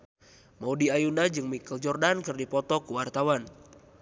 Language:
Sundanese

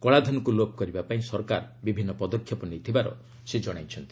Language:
Odia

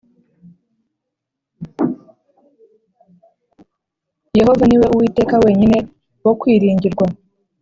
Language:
Kinyarwanda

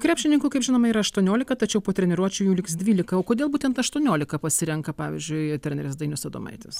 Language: Lithuanian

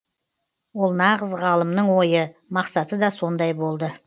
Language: Kazakh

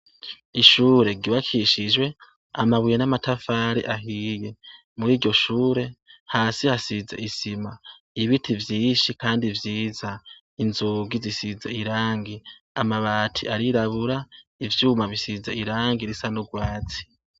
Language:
Rundi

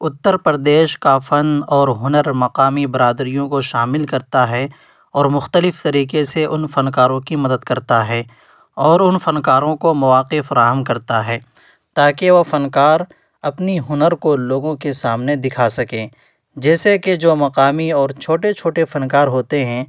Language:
Urdu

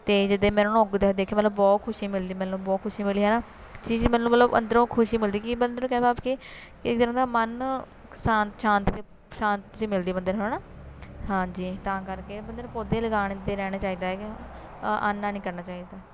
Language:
Punjabi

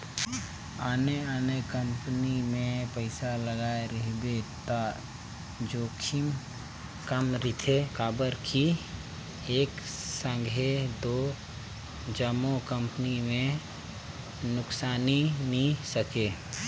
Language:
Chhattisgarhi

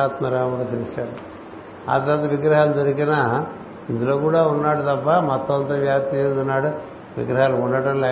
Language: Telugu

